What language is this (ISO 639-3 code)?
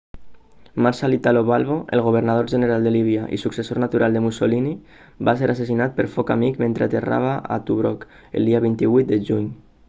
cat